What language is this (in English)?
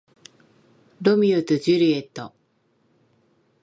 Japanese